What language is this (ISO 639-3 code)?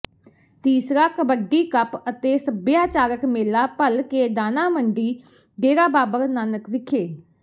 pan